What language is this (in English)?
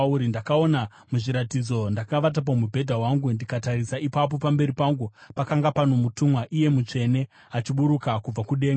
Shona